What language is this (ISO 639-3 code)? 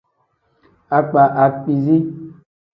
kdh